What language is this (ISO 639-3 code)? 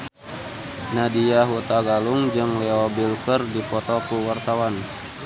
sun